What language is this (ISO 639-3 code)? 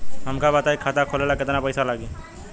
bho